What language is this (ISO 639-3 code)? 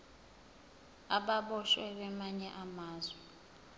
zul